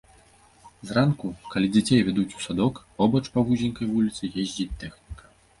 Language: Belarusian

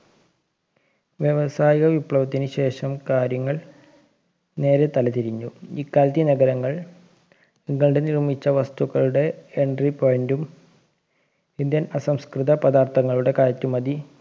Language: Malayalam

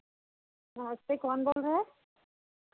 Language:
Hindi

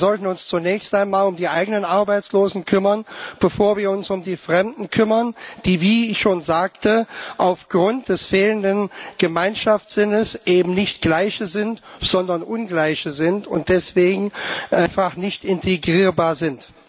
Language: German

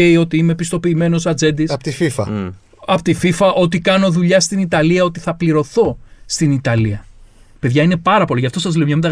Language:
Greek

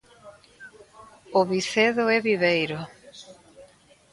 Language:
Galician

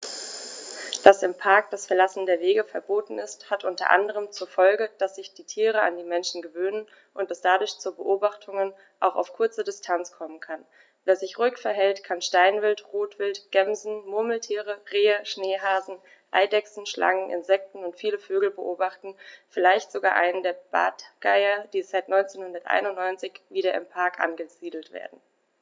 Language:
German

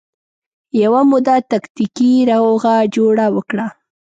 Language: Pashto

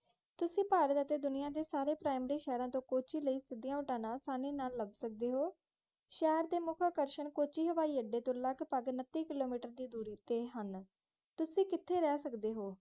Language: Punjabi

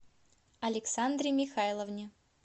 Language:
Russian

